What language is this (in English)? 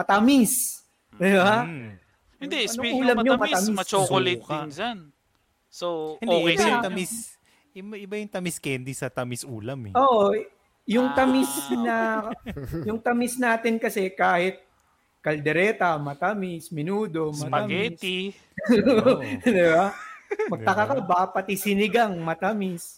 Filipino